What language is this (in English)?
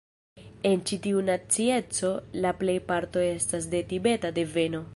Esperanto